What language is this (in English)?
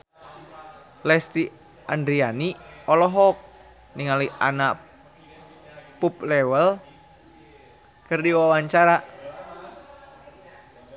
Sundanese